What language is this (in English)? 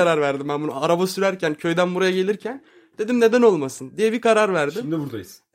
Turkish